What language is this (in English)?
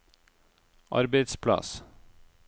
Norwegian